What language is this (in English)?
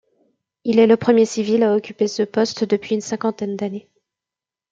French